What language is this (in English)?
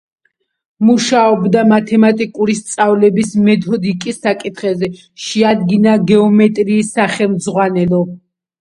Georgian